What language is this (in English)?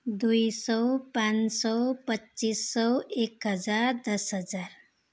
Nepali